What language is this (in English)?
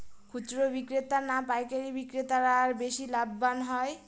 Bangla